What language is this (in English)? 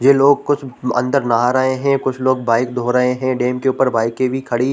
Hindi